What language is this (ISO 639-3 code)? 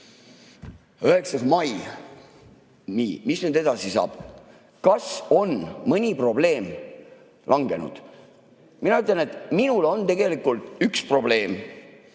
est